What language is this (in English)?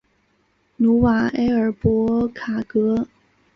Chinese